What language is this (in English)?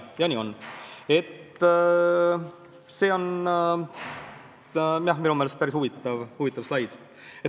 Estonian